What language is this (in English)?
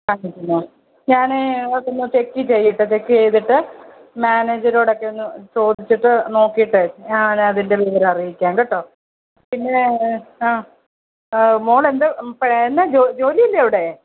Malayalam